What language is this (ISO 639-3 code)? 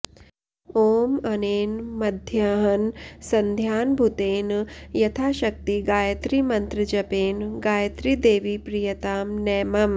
san